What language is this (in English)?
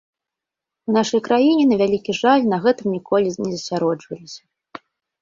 Belarusian